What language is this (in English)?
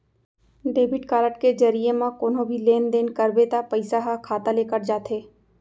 Chhattisgarhi